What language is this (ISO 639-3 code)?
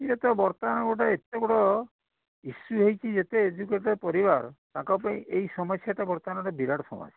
ori